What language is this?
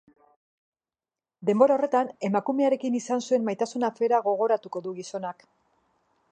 Basque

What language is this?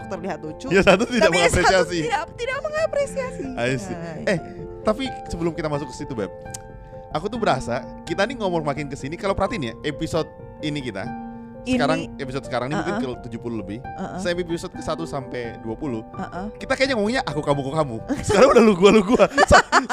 Indonesian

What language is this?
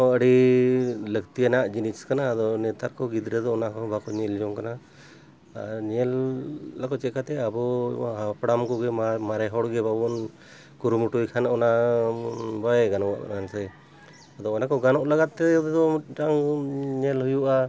Santali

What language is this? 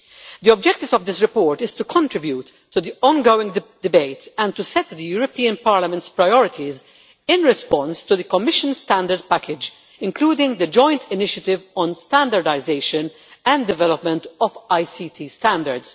English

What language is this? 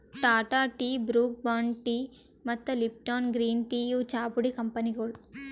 Kannada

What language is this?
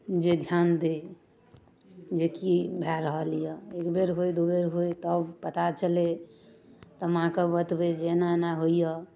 Maithili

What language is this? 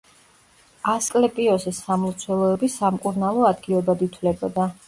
Georgian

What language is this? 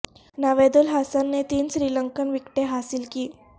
Urdu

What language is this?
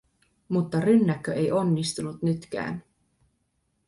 Finnish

